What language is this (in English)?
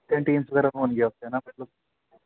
Punjabi